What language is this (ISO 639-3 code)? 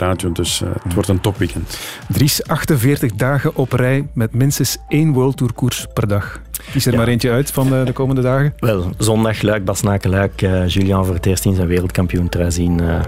nld